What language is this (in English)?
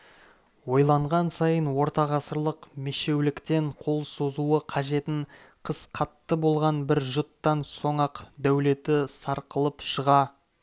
Kazakh